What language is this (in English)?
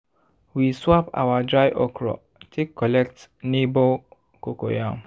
Nigerian Pidgin